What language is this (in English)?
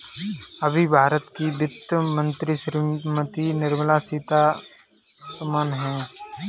Hindi